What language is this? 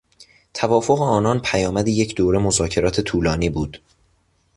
Persian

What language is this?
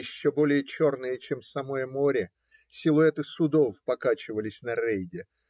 Russian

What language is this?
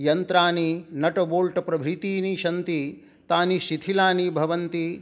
Sanskrit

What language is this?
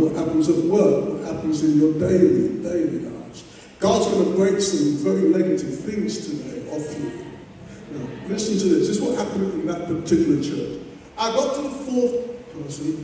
English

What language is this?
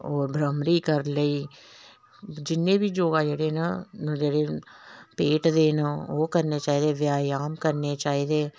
Dogri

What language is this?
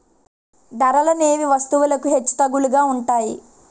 Telugu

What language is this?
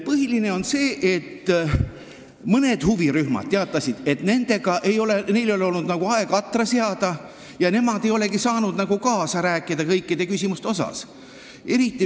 Estonian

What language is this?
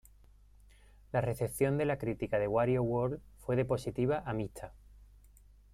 Spanish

